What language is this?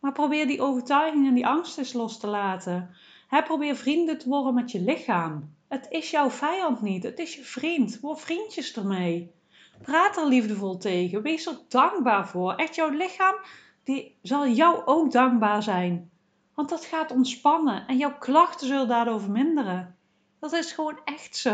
Dutch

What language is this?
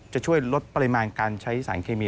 Thai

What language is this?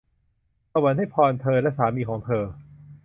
Thai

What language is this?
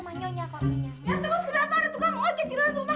Indonesian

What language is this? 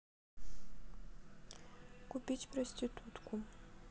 Russian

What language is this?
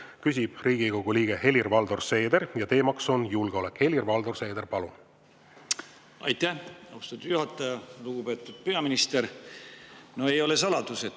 Estonian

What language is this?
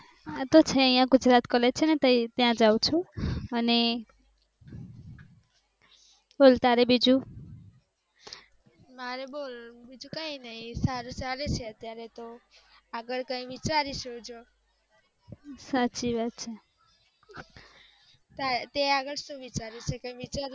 Gujarati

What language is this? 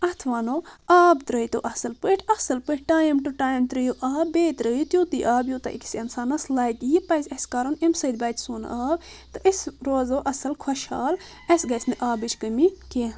Kashmiri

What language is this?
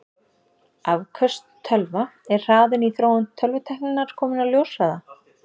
Icelandic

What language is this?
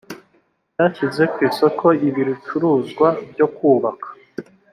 Kinyarwanda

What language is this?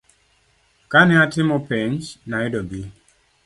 Luo (Kenya and Tanzania)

